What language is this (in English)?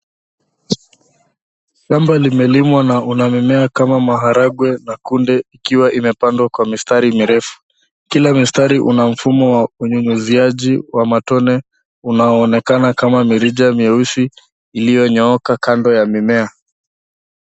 Swahili